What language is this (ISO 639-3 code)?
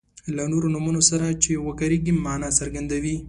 pus